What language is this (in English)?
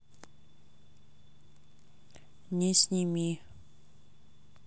Russian